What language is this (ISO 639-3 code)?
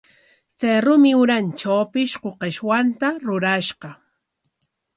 qwa